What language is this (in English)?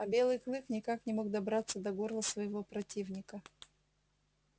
Russian